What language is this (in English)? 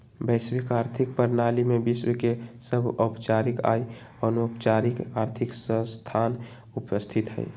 Magahi